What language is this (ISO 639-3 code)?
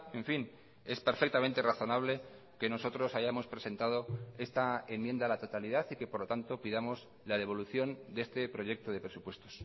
spa